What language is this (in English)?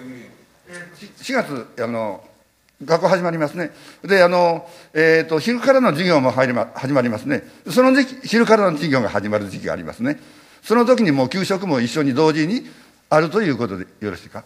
Japanese